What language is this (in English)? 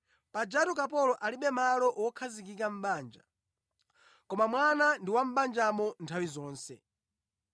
Nyanja